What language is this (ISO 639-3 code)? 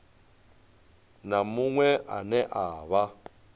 ven